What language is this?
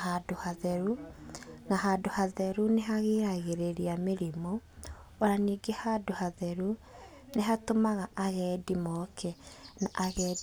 Kikuyu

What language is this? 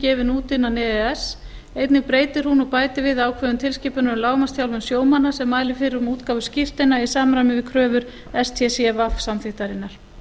Icelandic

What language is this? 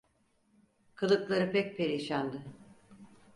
Turkish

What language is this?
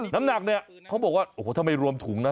Thai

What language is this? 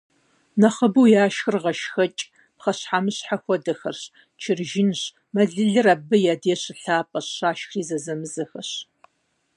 Kabardian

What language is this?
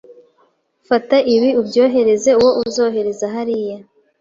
Kinyarwanda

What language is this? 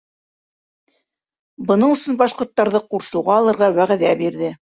Bashkir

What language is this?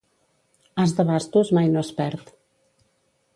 Catalan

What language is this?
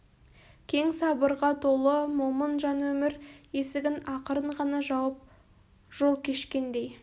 Kazakh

